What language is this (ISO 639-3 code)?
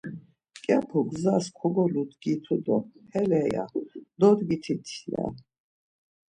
lzz